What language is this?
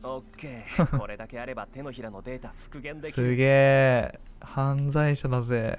Japanese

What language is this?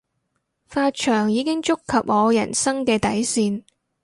Cantonese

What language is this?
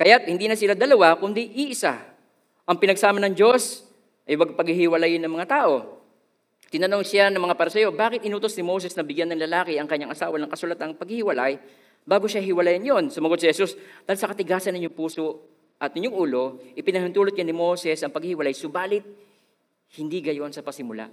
Filipino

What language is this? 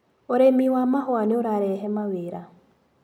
Kikuyu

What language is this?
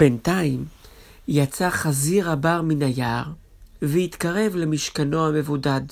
Hebrew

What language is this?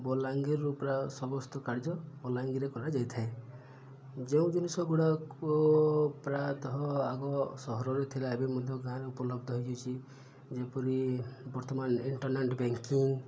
Odia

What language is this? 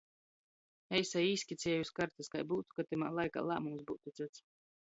Latgalian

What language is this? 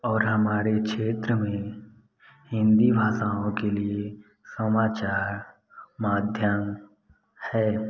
Hindi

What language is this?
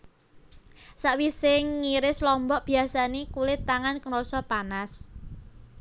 Javanese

